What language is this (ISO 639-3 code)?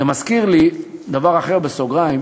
heb